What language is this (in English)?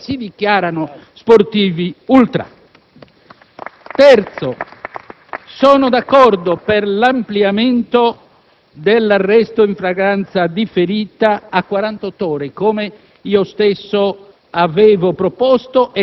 Italian